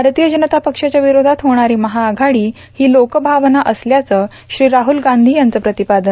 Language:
Marathi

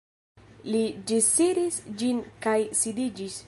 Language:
Esperanto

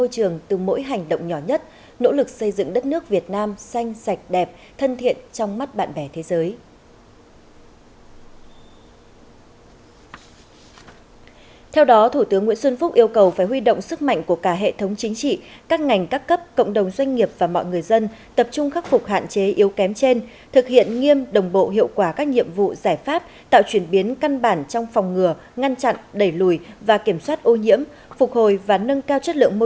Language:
Vietnamese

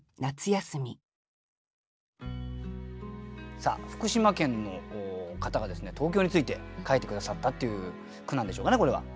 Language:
Japanese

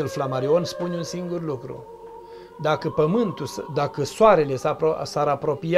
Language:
Romanian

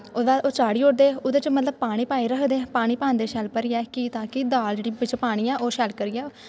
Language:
Dogri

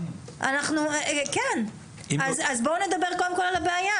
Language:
Hebrew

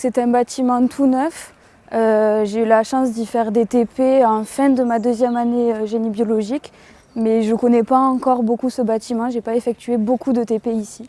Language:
French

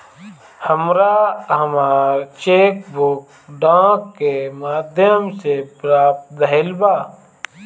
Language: Bhojpuri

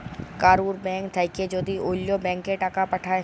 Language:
Bangla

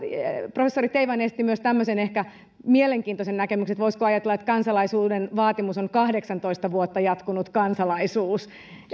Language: Finnish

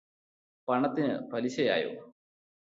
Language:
Malayalam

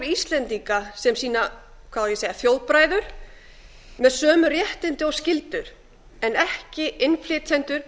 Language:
Icelandic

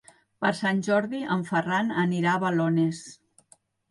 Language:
Catalan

